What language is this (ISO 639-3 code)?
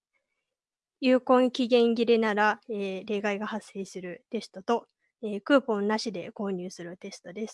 jpn